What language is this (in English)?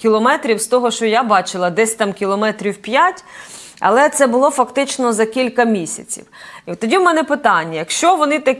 Ukrainian